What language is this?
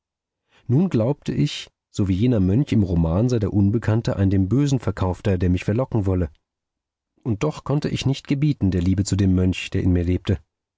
German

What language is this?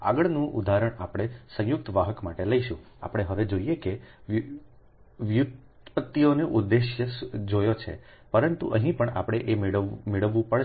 Gujarati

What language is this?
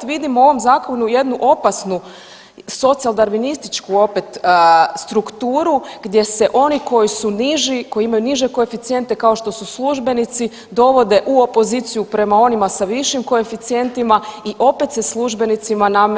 Croatian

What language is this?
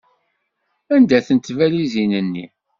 Kabyle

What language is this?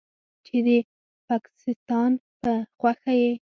Pashto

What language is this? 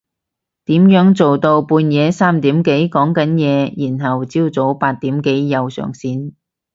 Cantonese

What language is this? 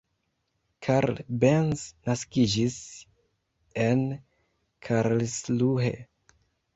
Esperanto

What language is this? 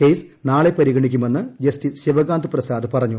Malayalam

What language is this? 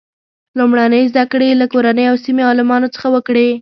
Pashto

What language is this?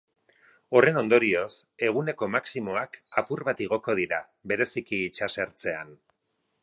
Basque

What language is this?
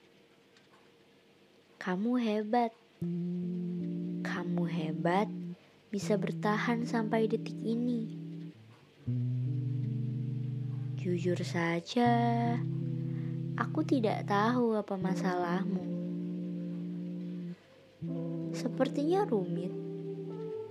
Indonesian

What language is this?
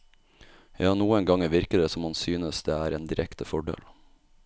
Norwegian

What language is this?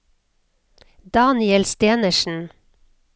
Norwegian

